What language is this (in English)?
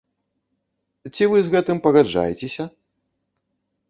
Belarusian